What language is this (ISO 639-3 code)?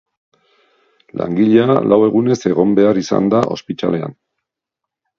eus